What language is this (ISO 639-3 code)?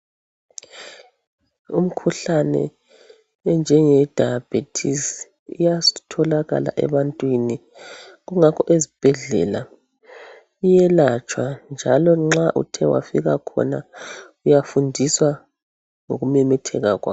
nde